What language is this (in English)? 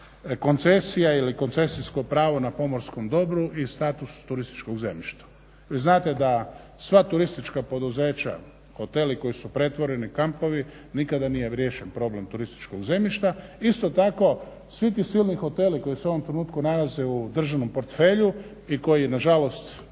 Croatian